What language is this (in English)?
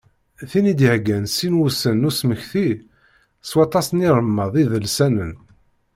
Kabyle